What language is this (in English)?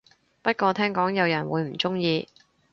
Cantonese